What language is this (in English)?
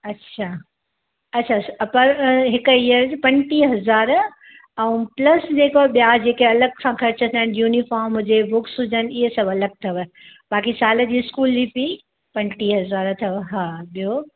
Sindhi